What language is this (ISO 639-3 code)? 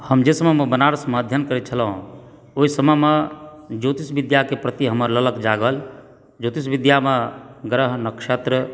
mai